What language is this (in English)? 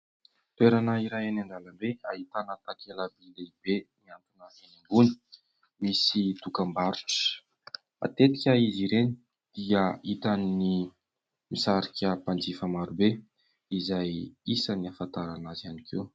Malagasy